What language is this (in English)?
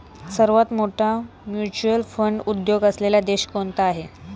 Marathi